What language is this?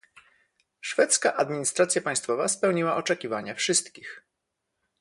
Polish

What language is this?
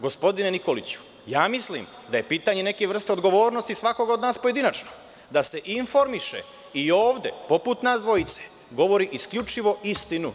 Serbian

